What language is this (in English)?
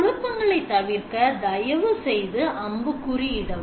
Tamil